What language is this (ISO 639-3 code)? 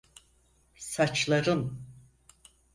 tur